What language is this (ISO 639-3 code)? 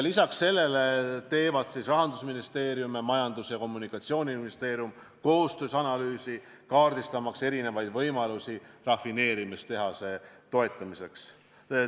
est